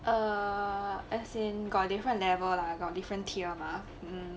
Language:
English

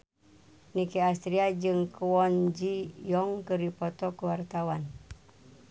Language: Sundanese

